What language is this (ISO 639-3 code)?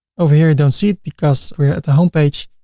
eng